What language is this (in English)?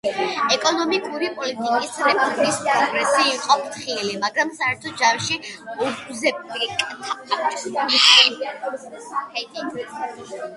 Georgian